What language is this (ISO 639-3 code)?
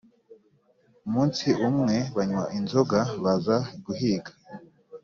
kin